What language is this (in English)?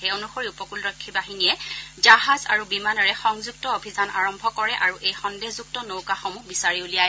Assamese